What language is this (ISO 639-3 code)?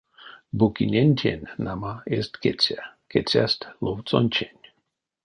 myv